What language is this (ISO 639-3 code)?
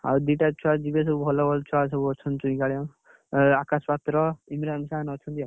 ori